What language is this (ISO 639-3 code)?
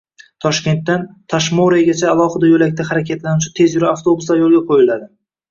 uzb